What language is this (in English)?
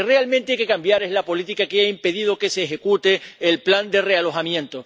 Spanish